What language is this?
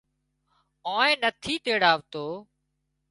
Wadiyara Koli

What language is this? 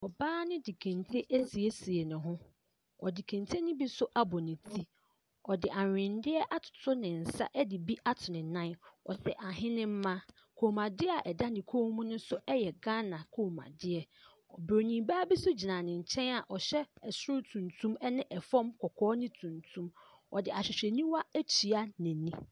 Akan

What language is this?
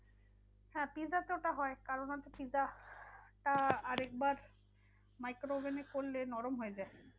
Bangla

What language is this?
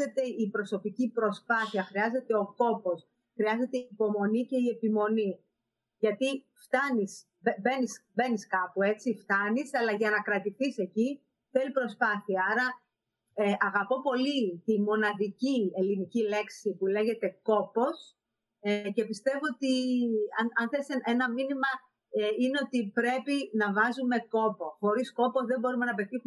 Greek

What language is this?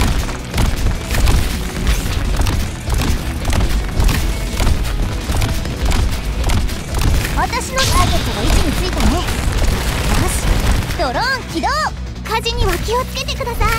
Japanese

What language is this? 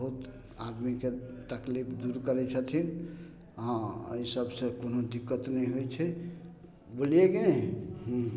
Maithili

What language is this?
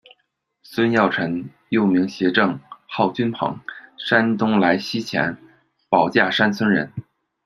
Chinese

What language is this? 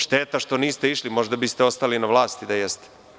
Serbian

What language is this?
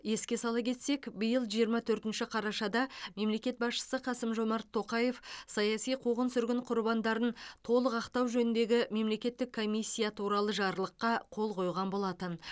Kazakh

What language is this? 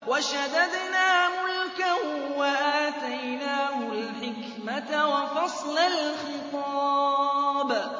Arabic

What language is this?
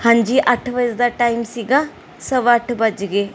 Punjabi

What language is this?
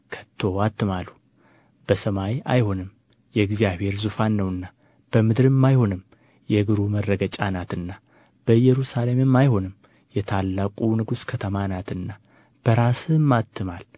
Amharic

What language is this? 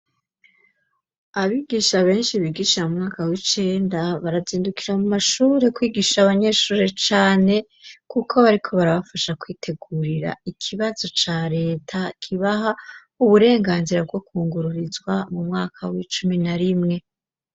Rundi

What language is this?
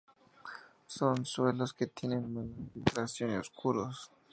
Spanish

